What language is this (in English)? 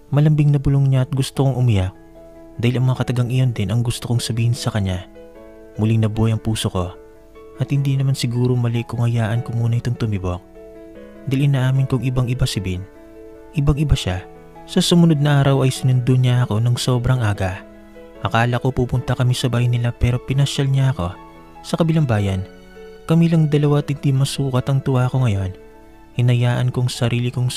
Filipino